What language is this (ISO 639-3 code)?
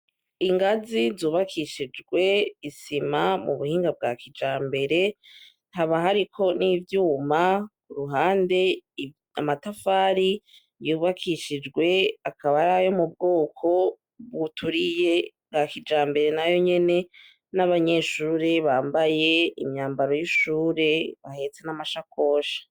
run